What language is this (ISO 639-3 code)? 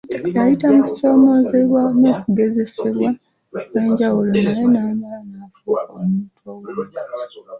lug